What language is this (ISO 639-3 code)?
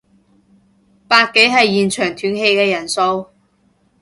yue